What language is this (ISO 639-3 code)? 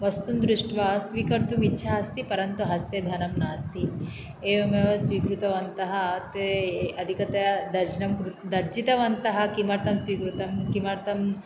san